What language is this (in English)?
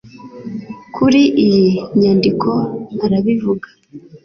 Kinyarwanda